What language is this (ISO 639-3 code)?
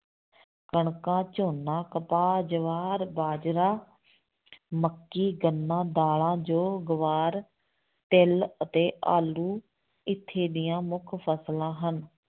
pan